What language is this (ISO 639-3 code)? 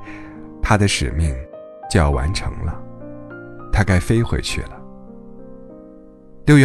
zho